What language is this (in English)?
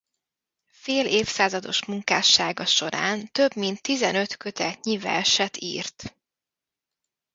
Hungarian